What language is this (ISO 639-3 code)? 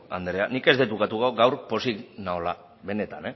eus